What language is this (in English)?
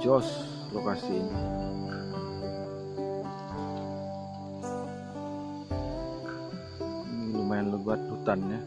Indonesian